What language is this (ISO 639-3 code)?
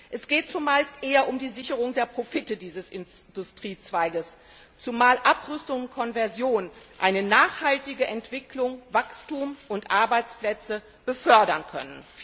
deu